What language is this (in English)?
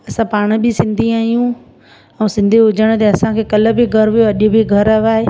Sindhi